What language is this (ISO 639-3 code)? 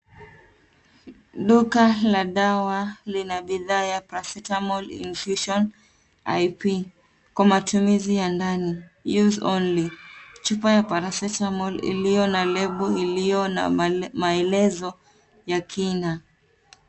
swa